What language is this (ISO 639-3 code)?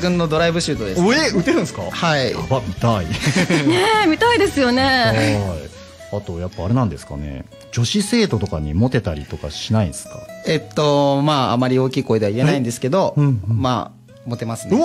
jpn